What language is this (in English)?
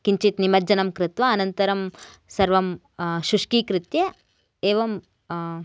Sanskrit